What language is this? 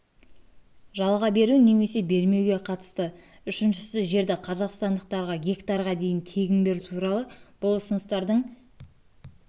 Kazakh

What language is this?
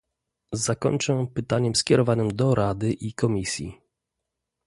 Polish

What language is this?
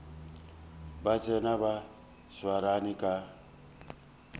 Northern Sotho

